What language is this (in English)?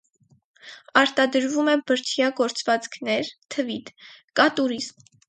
Armenian